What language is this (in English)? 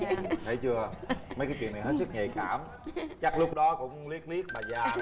Vietnamese